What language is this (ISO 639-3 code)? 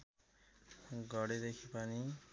nep